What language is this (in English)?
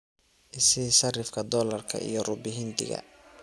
Somali